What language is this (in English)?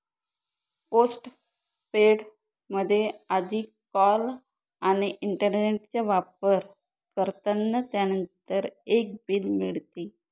Marathi